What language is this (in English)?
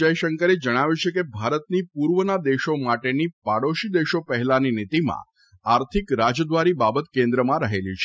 Gujarati